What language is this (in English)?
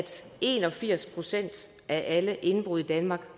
Danish